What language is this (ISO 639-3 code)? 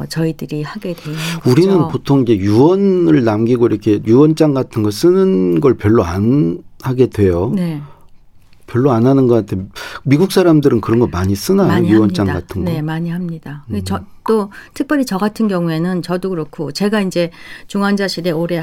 kor